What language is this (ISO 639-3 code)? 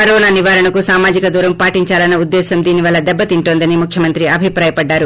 tel